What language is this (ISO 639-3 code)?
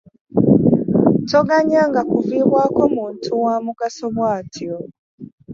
lug